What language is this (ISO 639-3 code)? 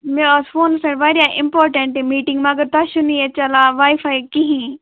kas